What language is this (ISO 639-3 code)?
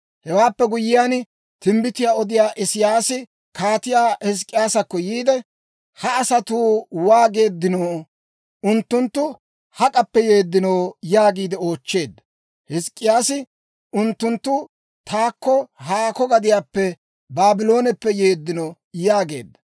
dwr